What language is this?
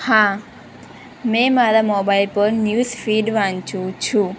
Gujarati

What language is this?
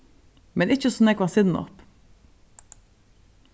Faroese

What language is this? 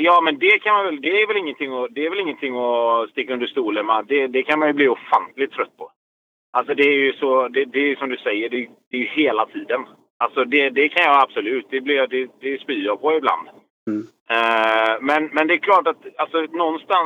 Swedish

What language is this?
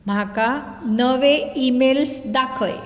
Konkani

